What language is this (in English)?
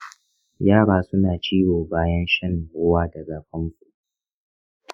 Hausa